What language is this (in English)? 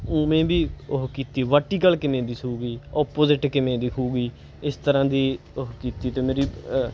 Punjabi